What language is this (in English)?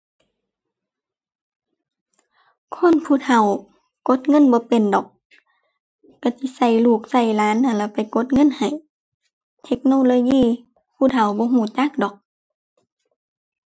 Thai